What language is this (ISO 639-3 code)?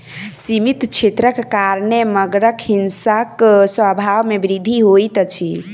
mai